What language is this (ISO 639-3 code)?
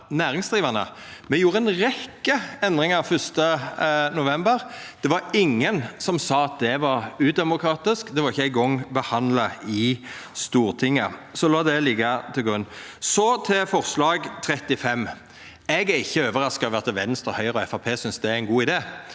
nor